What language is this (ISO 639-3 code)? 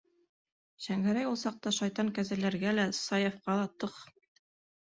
bak